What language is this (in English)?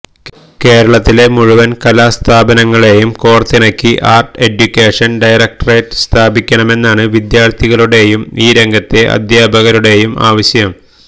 Malayalam